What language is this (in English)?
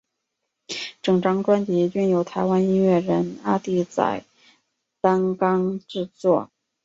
Chinese